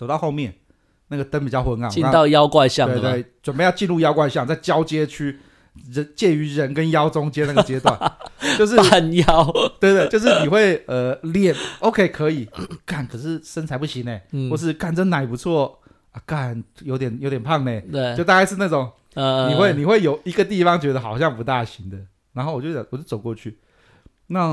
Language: Chinese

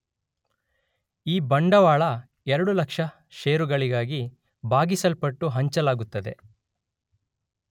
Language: Kannada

